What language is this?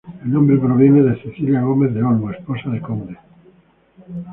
Spanish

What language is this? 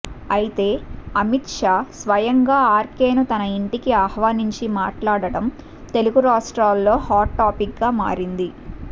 Telugu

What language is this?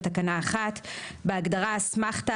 Hebrew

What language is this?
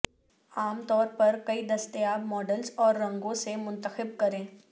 Urdu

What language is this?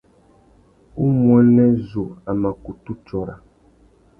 Tuki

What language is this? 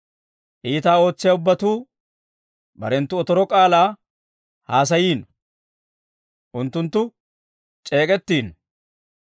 Dawro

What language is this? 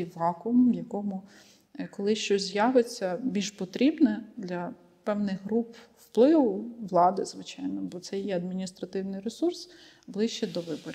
Ukrainian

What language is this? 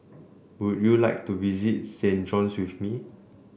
English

